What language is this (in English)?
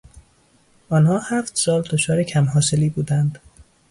Persian